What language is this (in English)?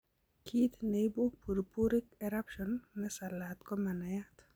Kalenjin